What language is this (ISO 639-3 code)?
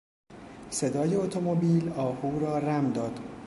fas